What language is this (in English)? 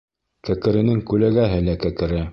Bashkir